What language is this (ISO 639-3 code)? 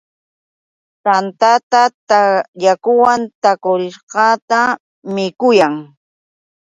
qux